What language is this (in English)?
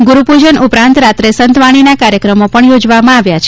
Gujarati